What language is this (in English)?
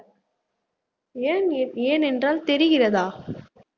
Tamil